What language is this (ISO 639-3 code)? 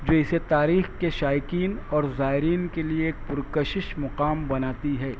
urd